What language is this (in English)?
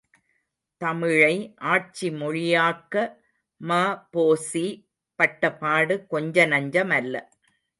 Tamil